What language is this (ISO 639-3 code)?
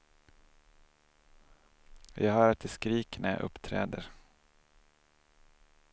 swe